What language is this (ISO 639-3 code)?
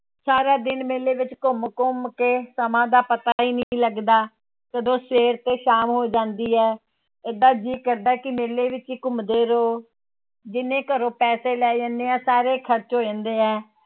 pan